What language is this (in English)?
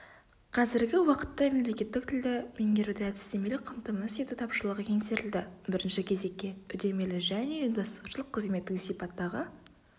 Kazakh